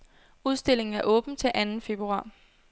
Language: Danish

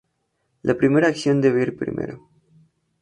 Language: Spanish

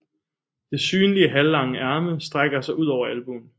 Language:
Danish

